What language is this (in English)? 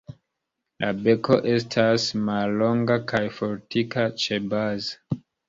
Esperanto